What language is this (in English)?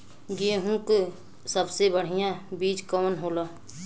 Bhojpuri